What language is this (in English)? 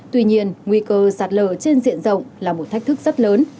Vietnamese